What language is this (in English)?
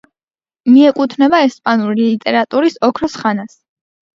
Georgian